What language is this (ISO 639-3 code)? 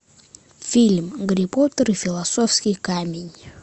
rus